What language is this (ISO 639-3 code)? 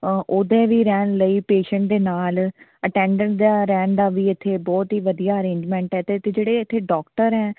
pan